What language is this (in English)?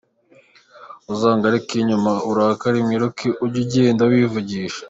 Kinyarwanda